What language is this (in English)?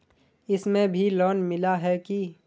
Magahi